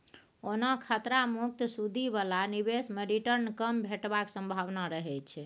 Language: Maithili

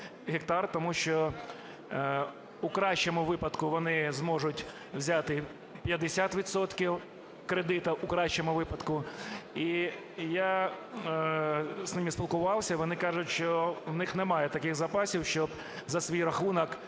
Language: Ukrainian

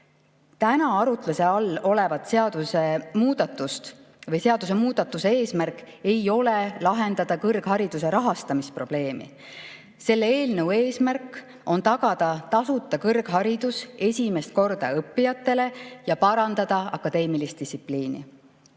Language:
Estonian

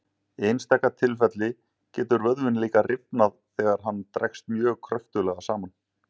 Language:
Icelandic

